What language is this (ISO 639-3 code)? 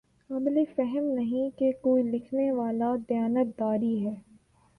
urd